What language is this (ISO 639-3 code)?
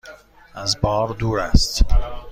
fas